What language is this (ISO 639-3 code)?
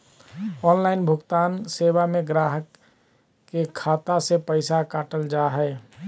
mag